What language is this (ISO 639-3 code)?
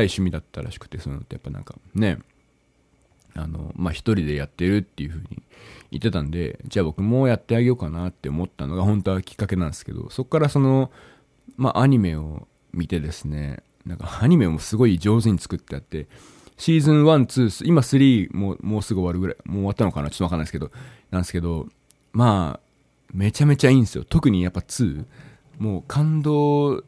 jpn